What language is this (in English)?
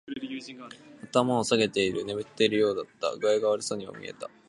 Japanese